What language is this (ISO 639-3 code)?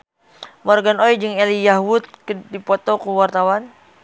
sun